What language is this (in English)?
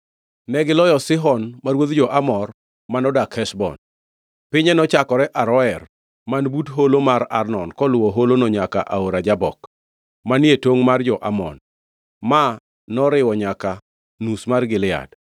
Luo (Kenya and Tanzania)